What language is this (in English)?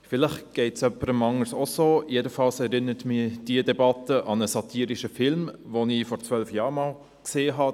Swiss German